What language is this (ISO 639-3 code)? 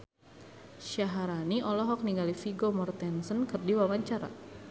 sun